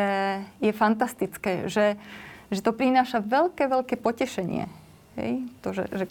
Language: Slovak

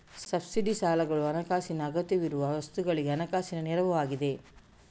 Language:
Kannada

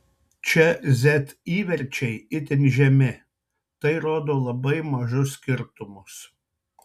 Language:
Lithuanian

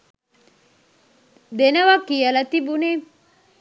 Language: Sinhala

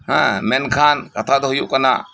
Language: Santali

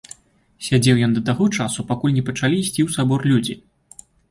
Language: Belarusian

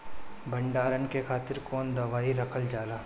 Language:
Bhojpuri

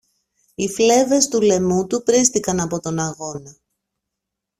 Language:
Greek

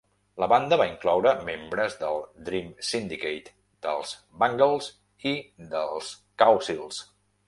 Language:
Catalan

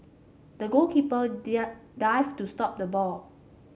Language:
English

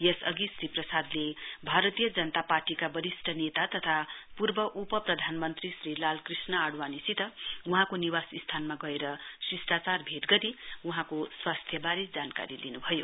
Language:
Nepali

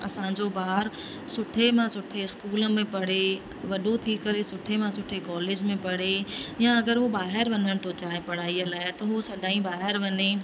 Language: Sindhi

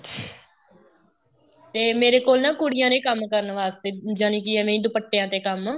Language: Punjabi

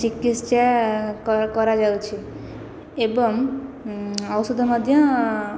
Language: Odia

